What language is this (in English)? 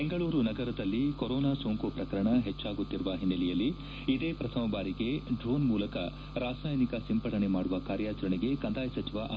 Kannada